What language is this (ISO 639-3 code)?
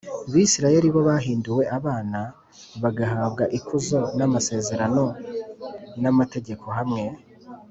kin